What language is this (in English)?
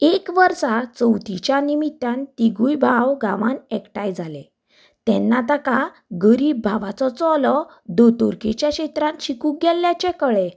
Konkani